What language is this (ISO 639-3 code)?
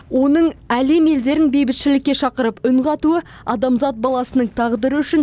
kaz